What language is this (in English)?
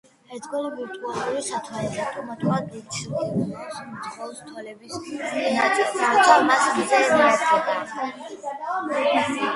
Georgian